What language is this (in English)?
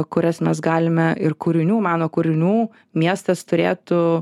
Lithuanian